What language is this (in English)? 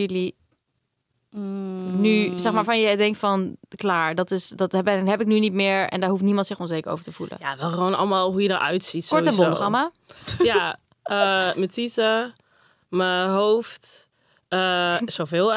Dutch